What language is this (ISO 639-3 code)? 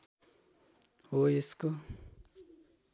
nep